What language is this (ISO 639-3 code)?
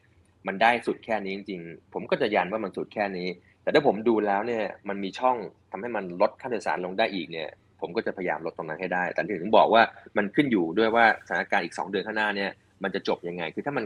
tha